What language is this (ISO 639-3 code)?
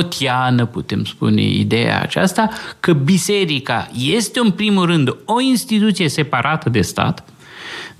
ron